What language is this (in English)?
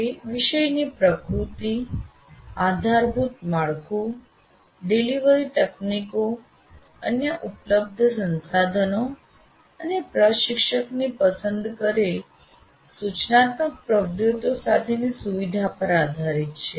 Gujarati